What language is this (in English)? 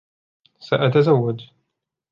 Arabic